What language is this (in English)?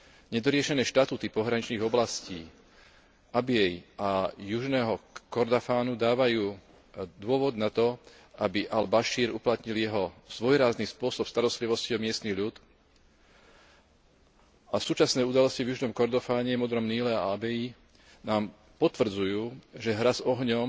Slovak